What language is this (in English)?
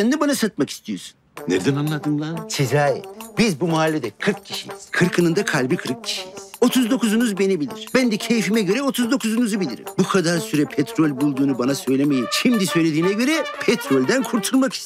Turkish